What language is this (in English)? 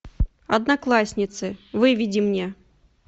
Russian